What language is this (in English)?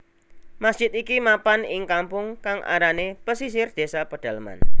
Javanese